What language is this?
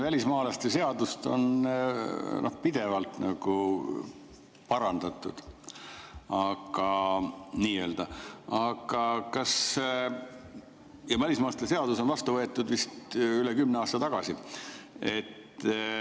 Estonian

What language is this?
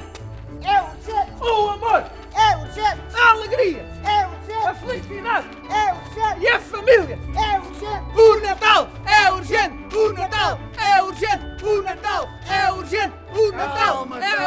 Portuguese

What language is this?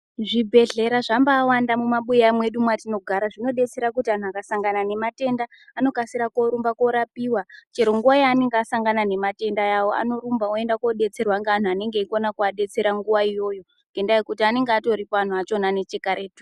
Ndau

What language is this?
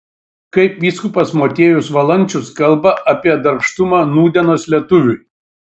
Lithuanian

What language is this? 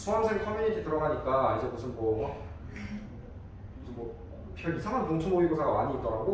Korean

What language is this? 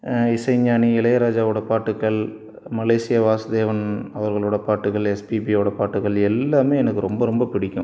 Tamil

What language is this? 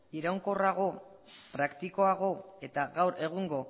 Basque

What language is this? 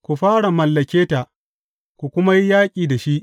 Hausa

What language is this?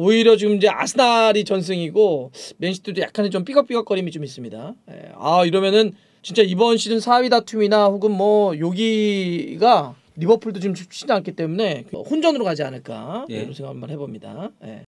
Korean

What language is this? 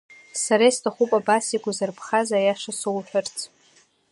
Abkhazian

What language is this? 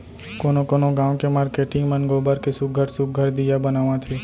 Chhattisgarhi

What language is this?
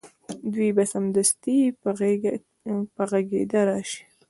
Pashto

